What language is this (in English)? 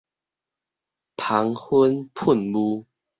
Min Nan Chinese